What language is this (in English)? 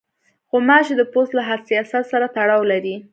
Pashto